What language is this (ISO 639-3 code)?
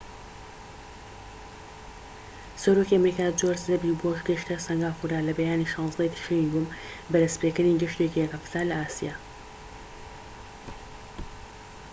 ckb